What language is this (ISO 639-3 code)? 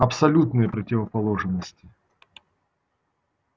rus